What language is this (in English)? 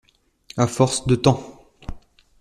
French